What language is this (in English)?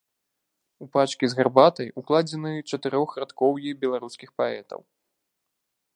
Belarusian